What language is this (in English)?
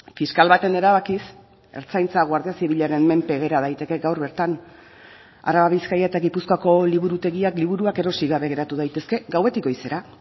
Basque